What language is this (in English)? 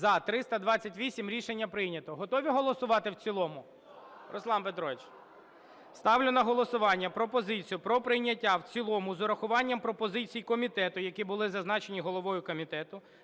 Ukrainian